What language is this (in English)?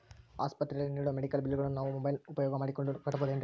Kannada